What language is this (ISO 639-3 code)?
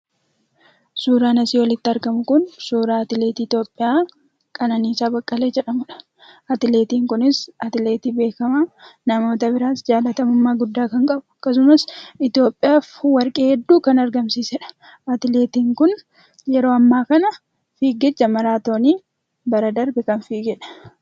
orm